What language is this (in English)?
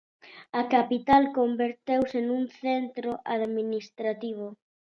Galician